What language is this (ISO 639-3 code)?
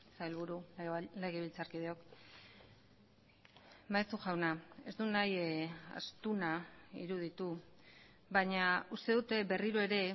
eus